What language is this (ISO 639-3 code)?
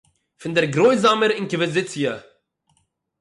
yid